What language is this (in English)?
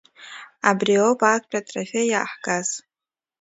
Abkhazian